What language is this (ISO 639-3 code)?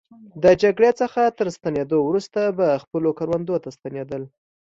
pus